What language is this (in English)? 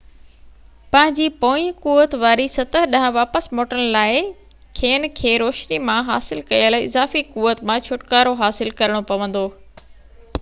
Sindhi